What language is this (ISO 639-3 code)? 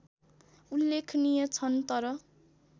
nep